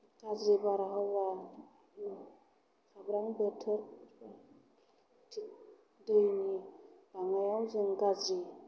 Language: Bodo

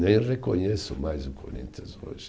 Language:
Portuguese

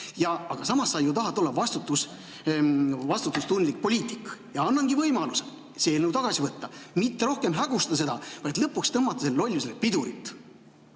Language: Estonian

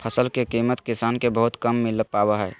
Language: Magahi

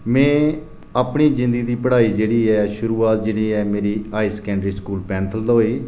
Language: Dogri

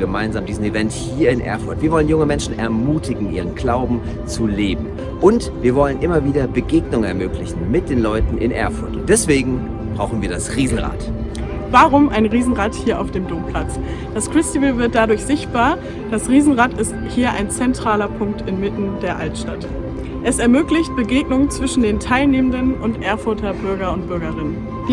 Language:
German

